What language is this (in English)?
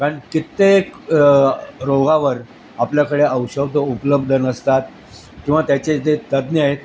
Marathi